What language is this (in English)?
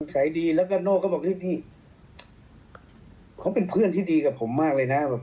Thai